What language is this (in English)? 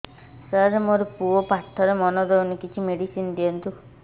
Odia